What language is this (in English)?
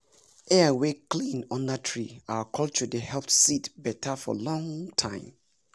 Nigerian Pidgin